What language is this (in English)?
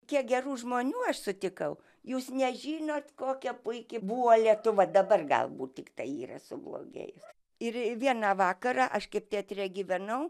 Lithuanian